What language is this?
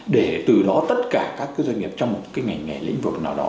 Vietnamese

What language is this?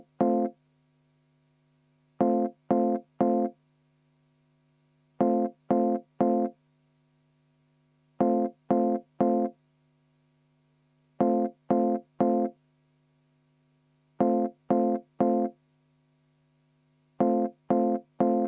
Estonian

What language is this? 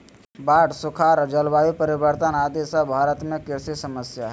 Magahi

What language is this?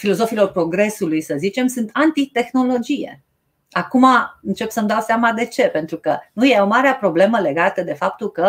Romanian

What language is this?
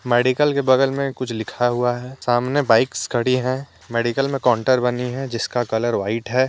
Hindi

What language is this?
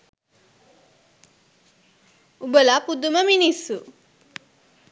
Sinhala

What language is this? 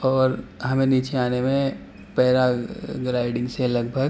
Urdu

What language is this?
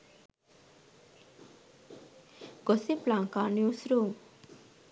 Sinhala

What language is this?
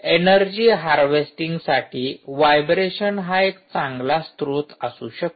Marathi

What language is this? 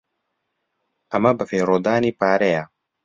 Central Kurdish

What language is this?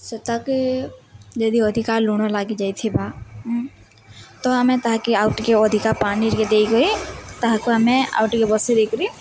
Odia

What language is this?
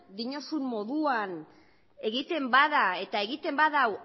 Basque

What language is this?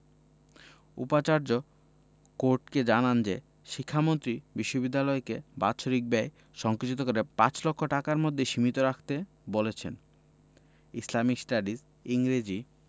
Bangla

